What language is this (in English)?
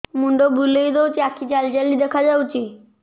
Odia